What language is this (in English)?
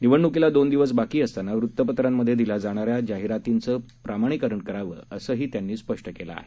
Marathi